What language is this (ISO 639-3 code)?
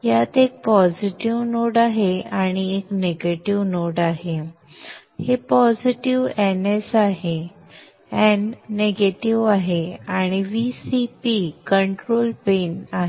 mar